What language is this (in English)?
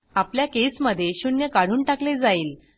Marathi